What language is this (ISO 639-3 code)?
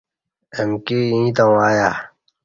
bsh